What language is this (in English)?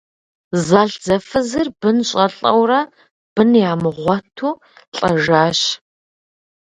Kabardian